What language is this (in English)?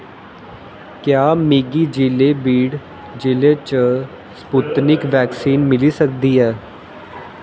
Dogri